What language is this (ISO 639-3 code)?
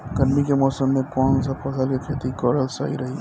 bho